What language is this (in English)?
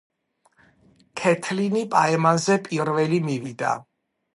Georgian